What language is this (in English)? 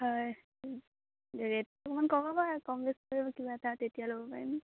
Assamese